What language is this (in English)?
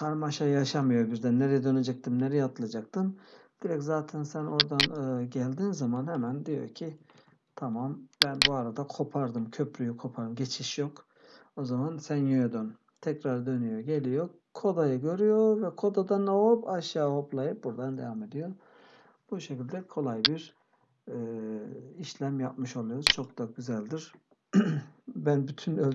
Turkish